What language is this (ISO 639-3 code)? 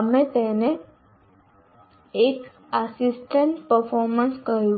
guj